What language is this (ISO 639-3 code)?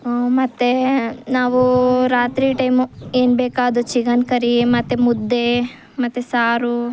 kan